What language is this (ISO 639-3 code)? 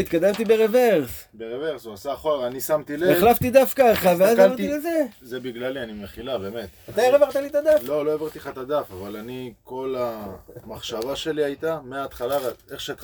heb